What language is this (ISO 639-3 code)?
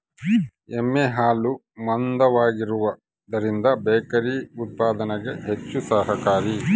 kan